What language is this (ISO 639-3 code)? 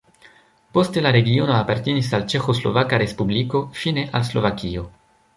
epo